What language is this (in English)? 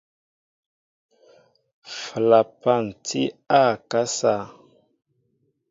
Mbo (Cameroon)